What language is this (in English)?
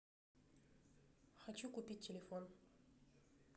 Russian